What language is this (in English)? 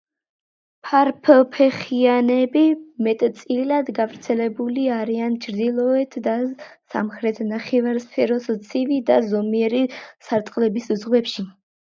Georgian